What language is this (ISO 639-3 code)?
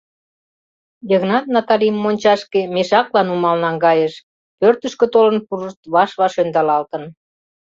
chm